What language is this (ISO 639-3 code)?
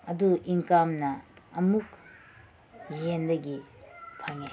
mni